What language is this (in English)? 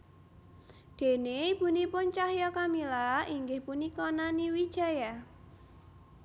Javanese